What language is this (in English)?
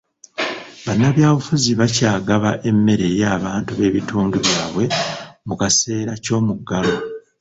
Ganda